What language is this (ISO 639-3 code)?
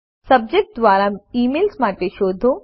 guj